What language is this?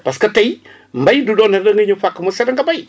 Wolof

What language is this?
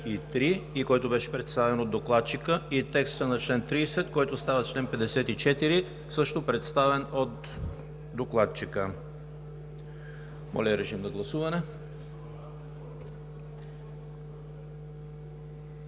Bulgarian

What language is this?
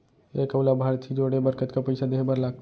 Chhattisgarhi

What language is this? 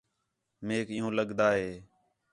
Khetrani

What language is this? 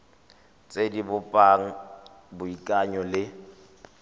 Tswana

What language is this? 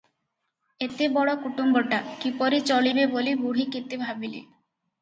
Odia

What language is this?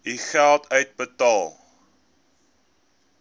Afrikaans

